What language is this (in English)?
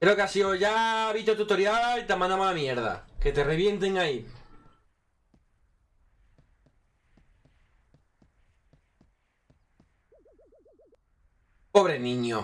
Spanish